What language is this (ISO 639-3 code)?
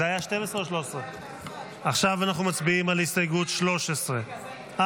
heb